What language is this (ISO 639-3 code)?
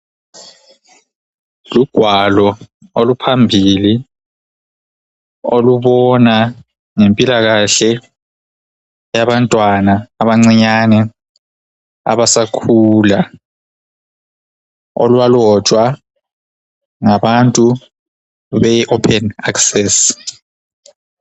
nde